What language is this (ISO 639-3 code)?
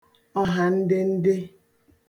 ibo